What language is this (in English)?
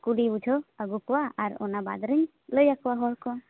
Santali